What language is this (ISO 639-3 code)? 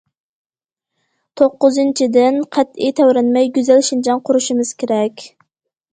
uig